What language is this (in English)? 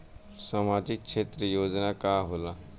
Bhojpuri